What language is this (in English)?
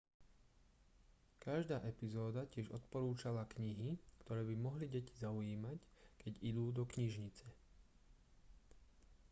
Slovak